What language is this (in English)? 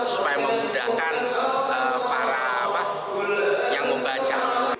Indonesian